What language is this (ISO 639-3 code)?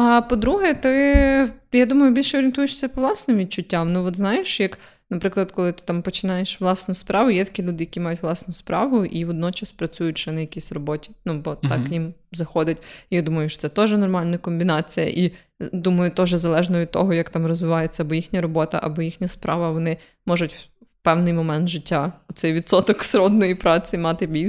ukr